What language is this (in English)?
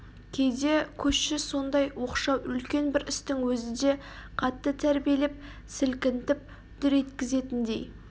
Kazakh